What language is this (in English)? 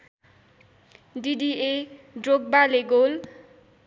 Nepali